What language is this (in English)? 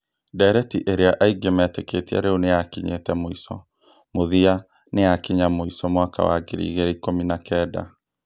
Kikuyu